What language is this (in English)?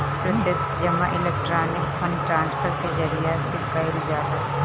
Bhojpuri